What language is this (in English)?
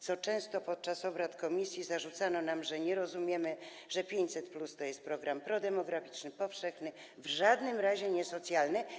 Polish